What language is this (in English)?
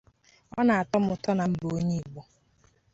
Igbo